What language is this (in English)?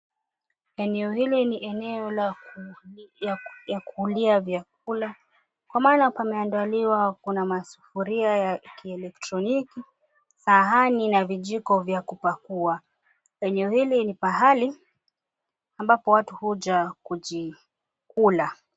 Swahili